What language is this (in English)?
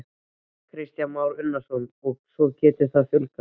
Icelandic